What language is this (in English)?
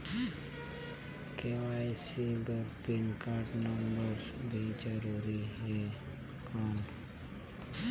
Chhattisgarhi